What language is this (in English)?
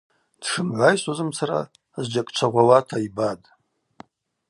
Abaza